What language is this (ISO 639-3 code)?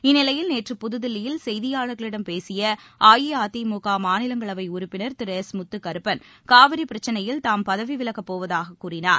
tam